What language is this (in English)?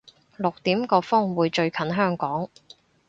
Cantonese